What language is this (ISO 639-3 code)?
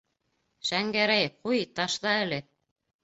bak